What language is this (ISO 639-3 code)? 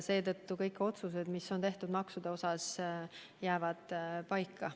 est